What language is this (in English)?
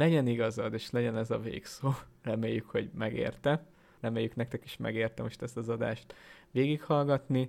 Hungarian